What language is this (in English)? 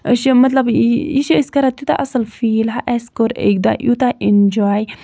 Kashmiri